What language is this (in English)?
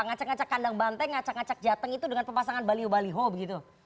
Indonesian